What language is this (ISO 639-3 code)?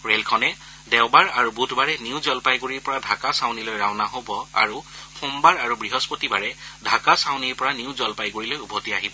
asm